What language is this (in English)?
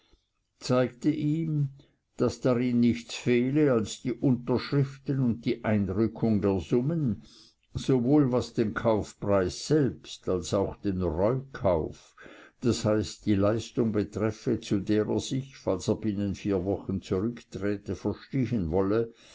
German